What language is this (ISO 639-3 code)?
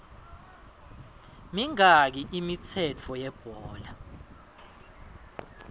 ssw